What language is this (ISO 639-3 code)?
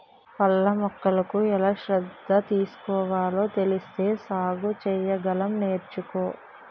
tel